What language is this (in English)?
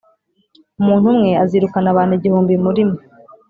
Kinyarwanda